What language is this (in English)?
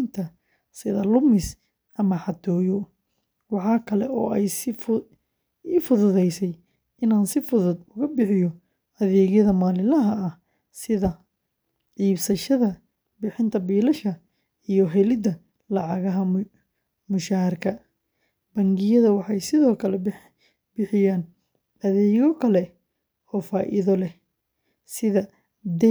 Somali